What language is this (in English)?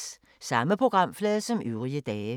Danish